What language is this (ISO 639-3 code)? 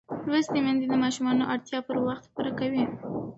pus